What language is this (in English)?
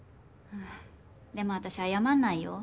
Japanese